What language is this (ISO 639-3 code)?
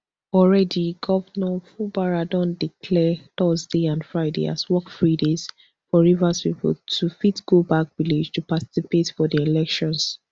pcm